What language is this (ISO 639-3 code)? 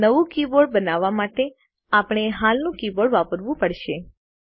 guj